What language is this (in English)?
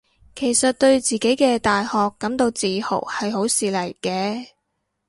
Cantonese